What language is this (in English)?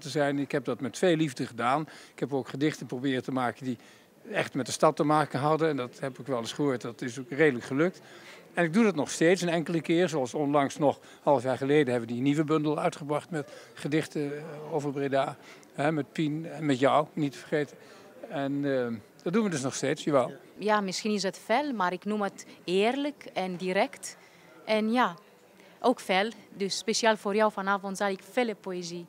Dutch